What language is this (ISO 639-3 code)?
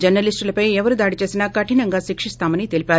tel